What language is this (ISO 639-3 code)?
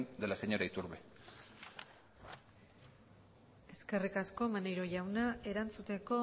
eus